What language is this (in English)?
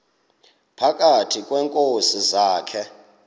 Xhosa